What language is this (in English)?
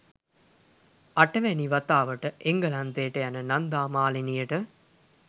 Sinhala